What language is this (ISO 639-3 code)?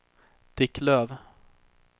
swe